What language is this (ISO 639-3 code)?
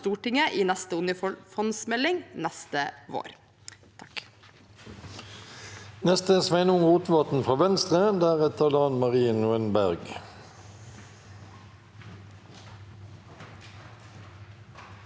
nor